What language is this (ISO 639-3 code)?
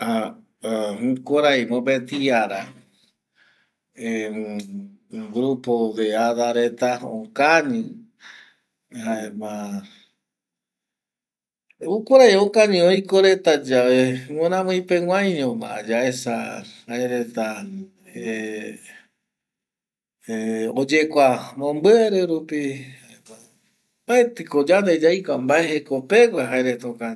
gui